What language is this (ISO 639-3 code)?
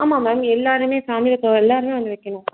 tam